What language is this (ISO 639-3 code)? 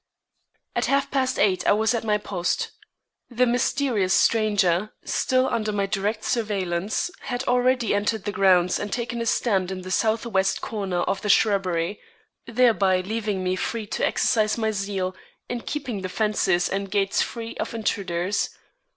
eng